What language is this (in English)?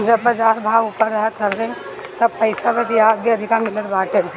Bhojpuri